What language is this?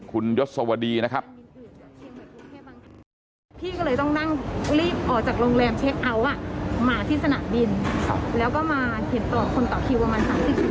Thai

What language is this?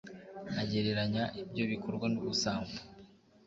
Kinyarwanda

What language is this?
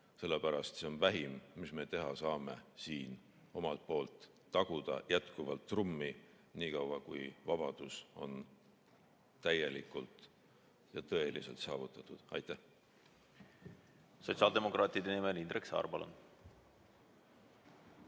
Estonian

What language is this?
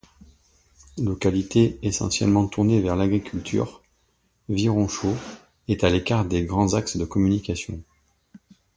French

